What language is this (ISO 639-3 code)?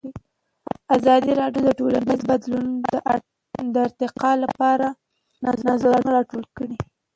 pus